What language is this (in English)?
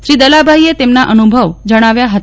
Gujarati